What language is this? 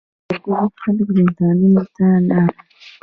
Pashto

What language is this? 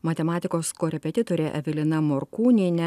Lithuanian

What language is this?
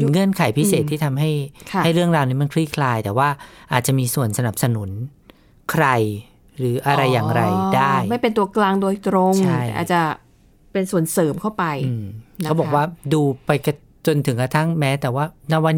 Thai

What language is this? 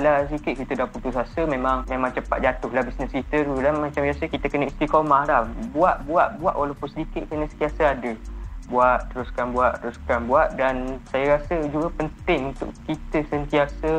Malay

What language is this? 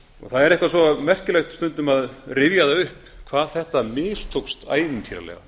Icelandic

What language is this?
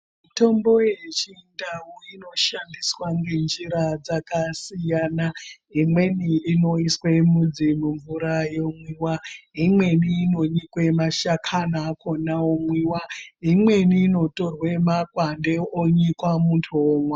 Ndau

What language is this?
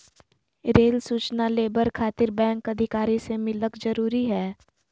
Magahi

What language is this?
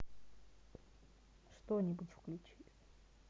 Russian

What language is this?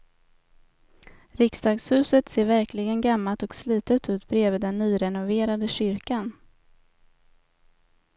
Swedish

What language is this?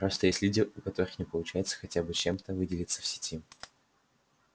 Russian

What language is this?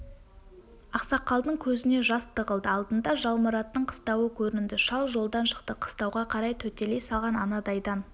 Kazakh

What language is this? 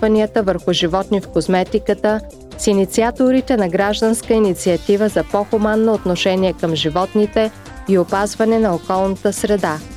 Bulgarian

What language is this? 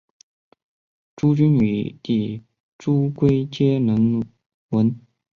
Chinese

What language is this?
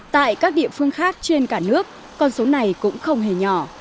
Vietnamese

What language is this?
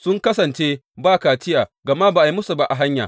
Hausa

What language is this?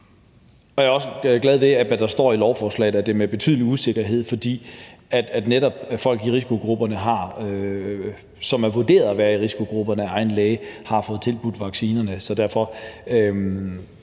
Danish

